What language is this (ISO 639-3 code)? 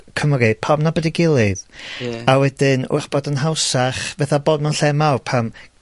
cym